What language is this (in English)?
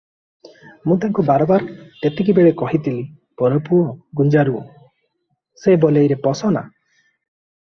Odia